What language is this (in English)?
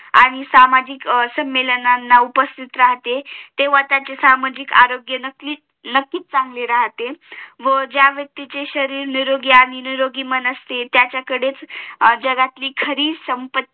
Marathi